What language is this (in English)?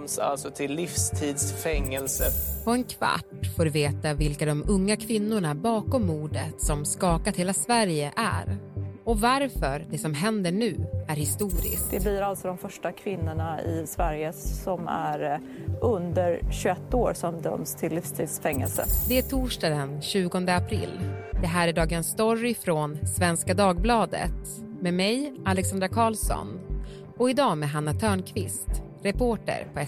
Swedish